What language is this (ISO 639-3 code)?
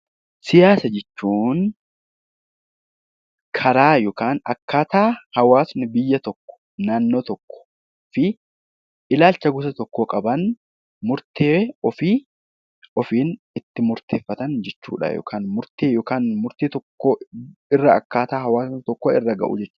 orm